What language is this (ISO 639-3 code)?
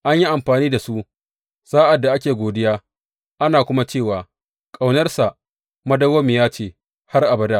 hau